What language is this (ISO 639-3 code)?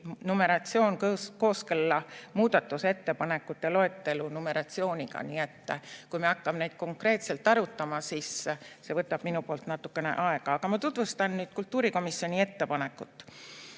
est